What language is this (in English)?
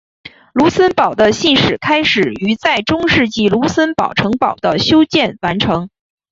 Chinese